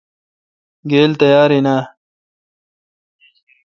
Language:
Kalkoti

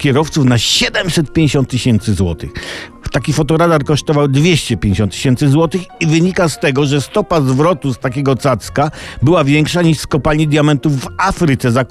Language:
Polish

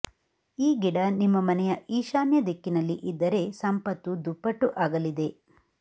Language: Kannada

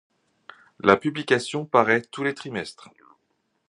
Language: French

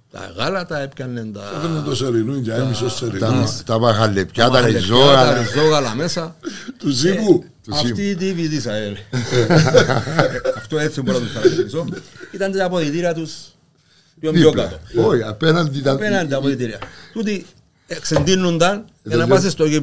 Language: Greek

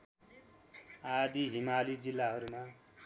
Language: Nepali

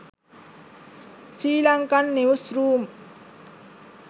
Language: Sinhala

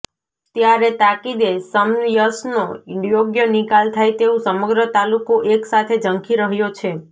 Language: Gujarati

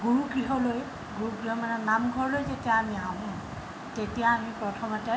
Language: Assamese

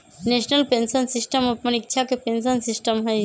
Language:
Magahi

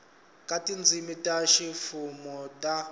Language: Tsonga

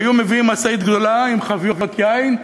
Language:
Hebrew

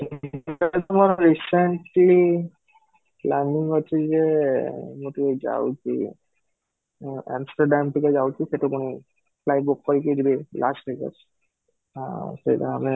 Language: Odia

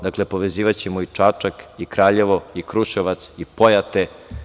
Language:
Serbian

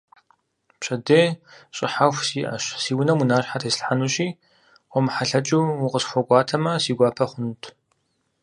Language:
Kabardian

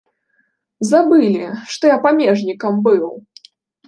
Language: Belarusian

